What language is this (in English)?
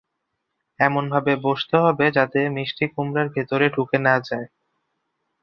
Bangla